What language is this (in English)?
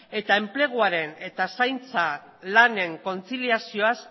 Basque